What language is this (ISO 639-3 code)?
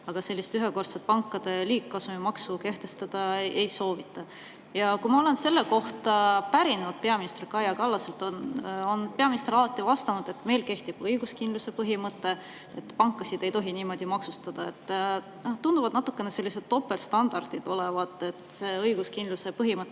est